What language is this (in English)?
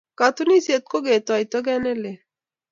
Kalenjin